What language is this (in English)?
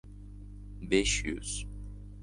Uzbek